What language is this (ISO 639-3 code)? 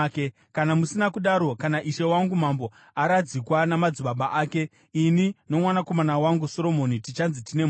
sna